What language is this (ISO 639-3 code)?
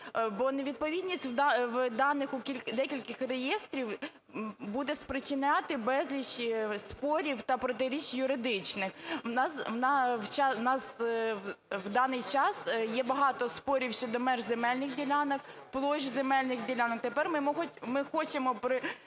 ukr